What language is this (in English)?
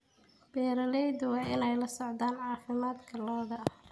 Somali